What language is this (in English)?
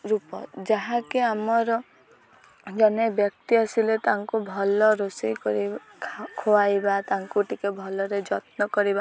Odia